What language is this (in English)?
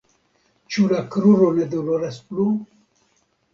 Esperanto